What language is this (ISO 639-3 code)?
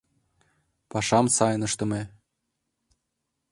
chm